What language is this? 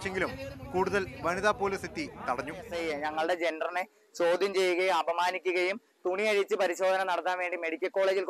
Turkish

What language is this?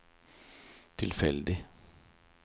Norwegian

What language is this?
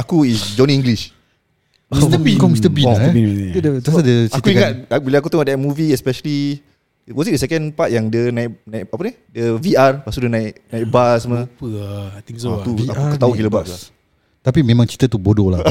Malay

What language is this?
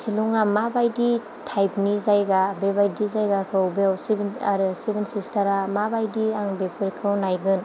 Bodo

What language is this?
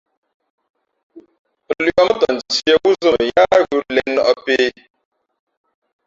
Fe'fe'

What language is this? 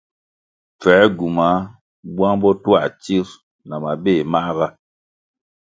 Kwasio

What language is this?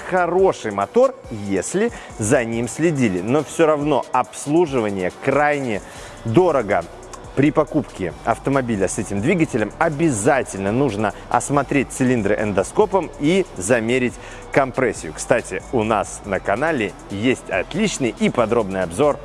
Russian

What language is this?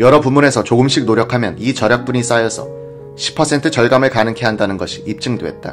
Korean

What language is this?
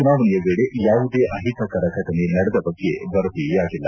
Kannada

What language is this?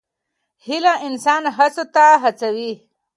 Pashto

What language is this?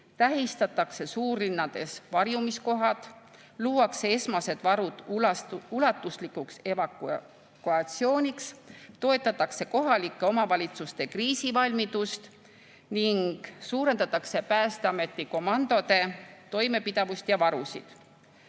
Estonian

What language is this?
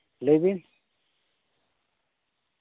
Santali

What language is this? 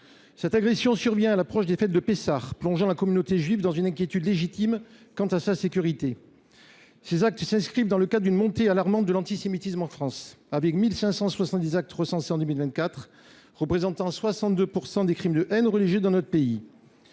French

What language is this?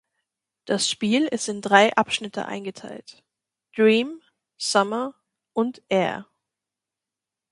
German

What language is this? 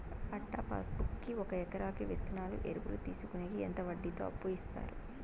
Telugu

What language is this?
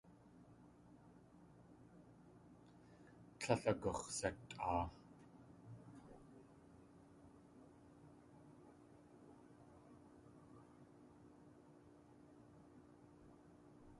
Tlingit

